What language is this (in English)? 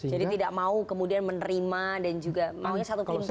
Indonesian